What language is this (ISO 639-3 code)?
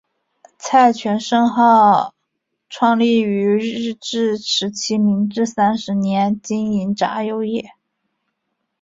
zho